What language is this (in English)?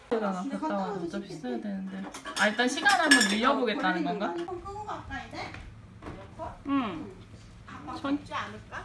Korean